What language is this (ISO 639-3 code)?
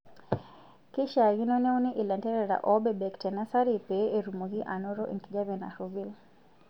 mas